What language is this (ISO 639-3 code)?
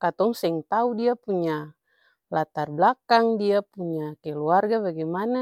abs